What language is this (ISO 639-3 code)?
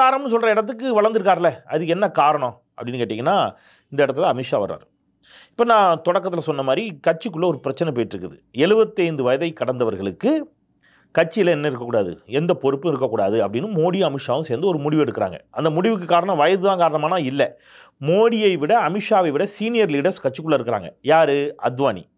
tam